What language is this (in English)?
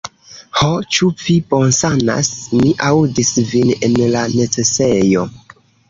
Esperanto